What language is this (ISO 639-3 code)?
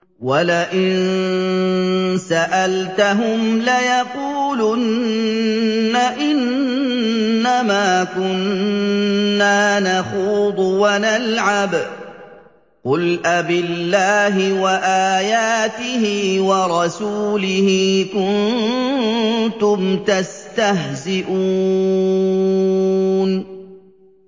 ara